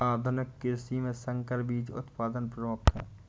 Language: Hindi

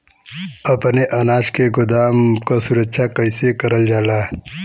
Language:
Bhojpuri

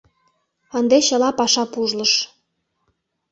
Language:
Mari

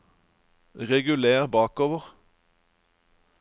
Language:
Norwegian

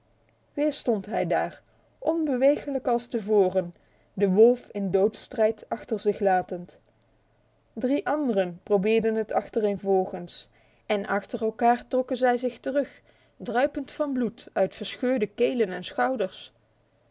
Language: Dutch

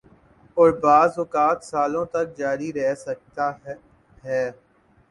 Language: Urdu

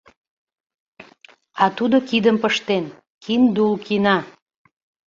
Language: Mari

